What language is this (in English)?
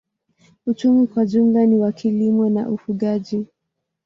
Swahili